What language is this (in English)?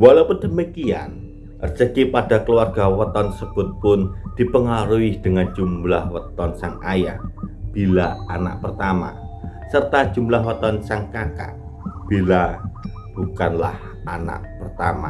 Indonesian